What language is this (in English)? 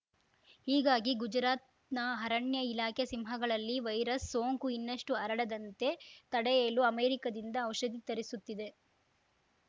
Kannada